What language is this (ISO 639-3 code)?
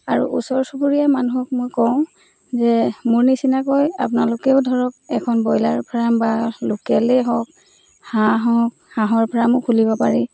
asm